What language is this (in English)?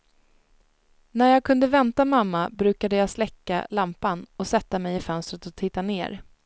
Swedish